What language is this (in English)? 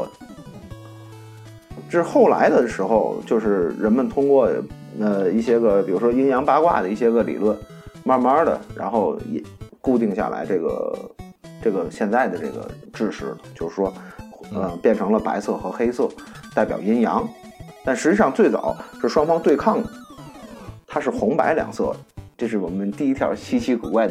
Chinese